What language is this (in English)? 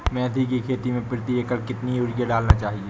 Hindi